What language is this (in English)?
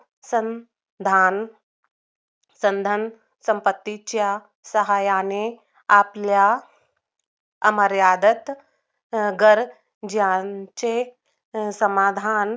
Marathi